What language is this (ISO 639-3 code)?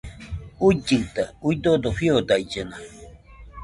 hux